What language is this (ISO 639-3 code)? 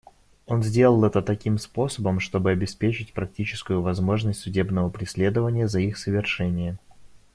rus